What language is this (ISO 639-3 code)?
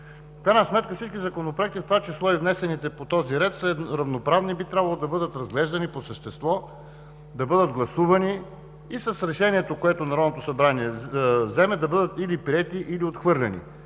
bul